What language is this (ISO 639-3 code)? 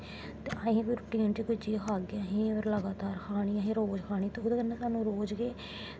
doi